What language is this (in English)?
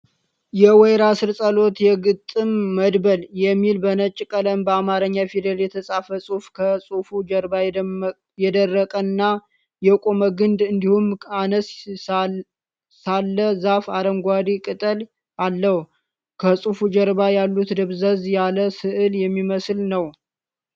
Amharic